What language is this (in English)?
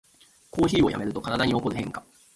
Japanese